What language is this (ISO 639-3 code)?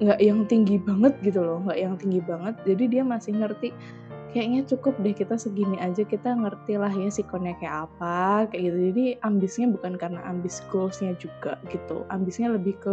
ind